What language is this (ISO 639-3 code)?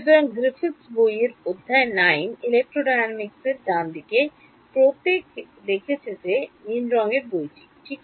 ben